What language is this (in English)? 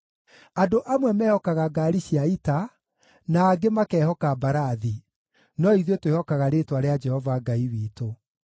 Kikuyu